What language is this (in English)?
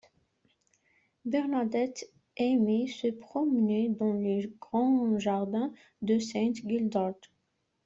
French